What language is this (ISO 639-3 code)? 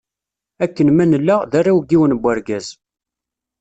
kab